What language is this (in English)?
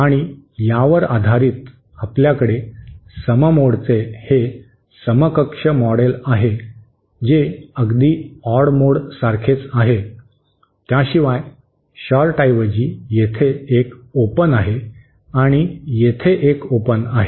Marathi